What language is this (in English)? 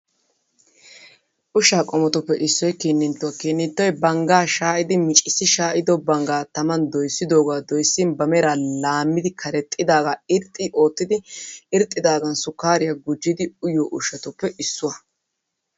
Wolaytta